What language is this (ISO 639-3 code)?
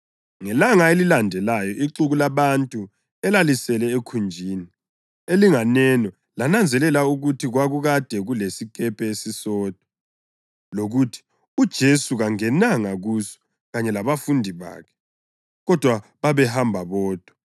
nde